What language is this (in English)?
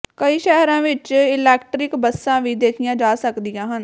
Punjabi